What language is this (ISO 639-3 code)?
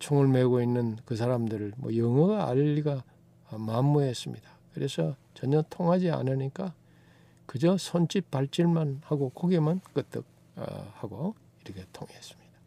kor